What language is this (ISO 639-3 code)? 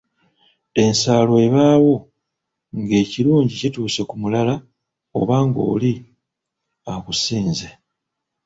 lug